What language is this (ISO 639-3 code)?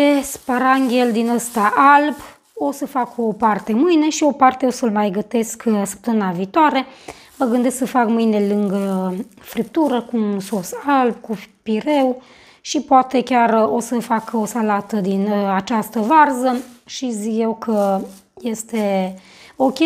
ron